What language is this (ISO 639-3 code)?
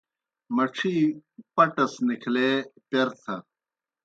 plk